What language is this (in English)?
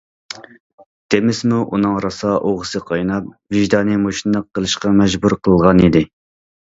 Uyghur